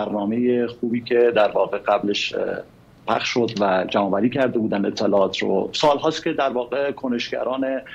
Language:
Persian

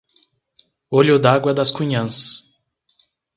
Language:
Portuguese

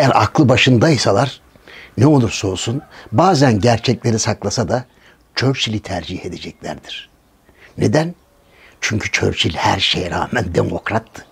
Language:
Turkish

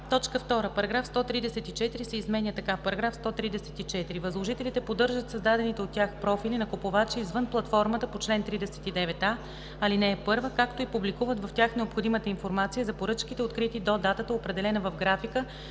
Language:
Bulgarian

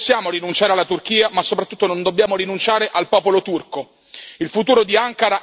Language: Italian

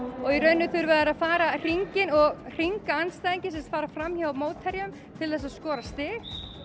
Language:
Icelandic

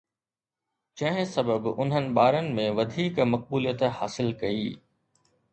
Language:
Sindhi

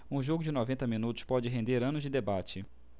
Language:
Portuguese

